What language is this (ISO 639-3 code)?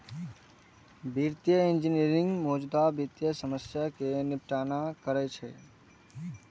mai